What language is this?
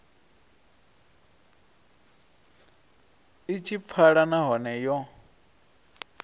Venda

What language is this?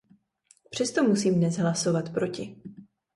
Czech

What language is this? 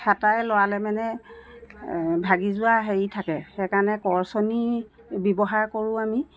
Assamese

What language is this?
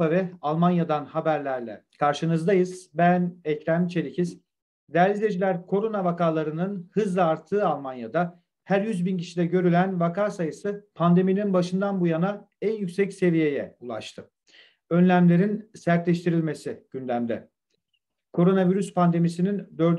Turkish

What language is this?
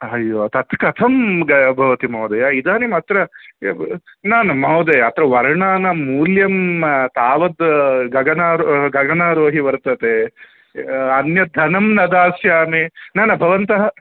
Sanskrit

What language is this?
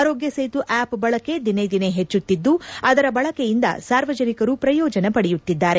Kannada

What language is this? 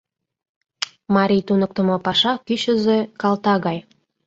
Mari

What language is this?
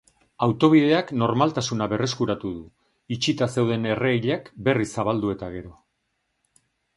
Basque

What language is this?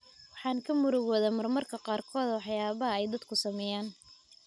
Somali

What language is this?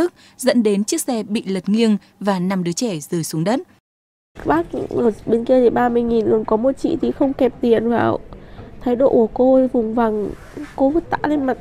Vietnamese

